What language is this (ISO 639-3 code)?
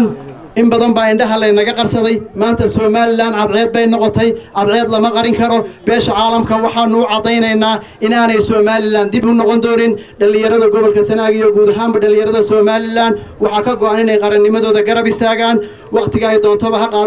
ara